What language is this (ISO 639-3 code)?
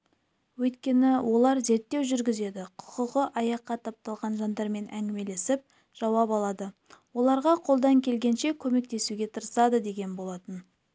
kaz